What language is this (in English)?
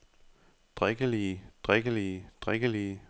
Danish